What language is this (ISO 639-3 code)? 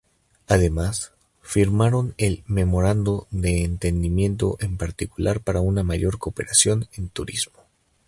spa